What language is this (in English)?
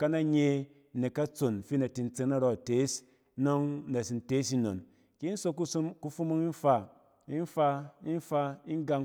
Cen